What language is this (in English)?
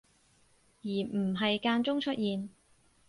Cantonese